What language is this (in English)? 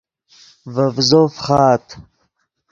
Yidgha